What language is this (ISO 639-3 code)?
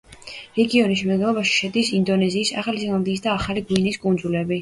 kat